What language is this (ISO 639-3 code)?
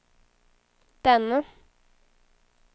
swe